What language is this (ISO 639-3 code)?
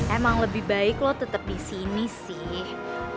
ind